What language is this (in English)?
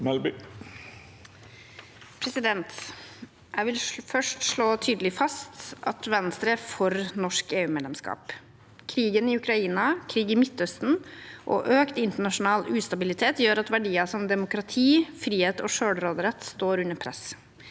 Norwegian